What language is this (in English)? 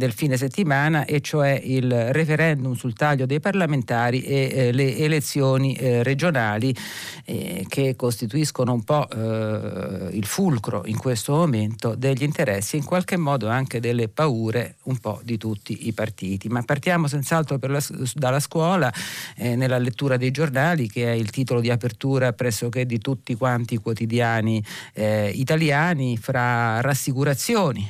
Italian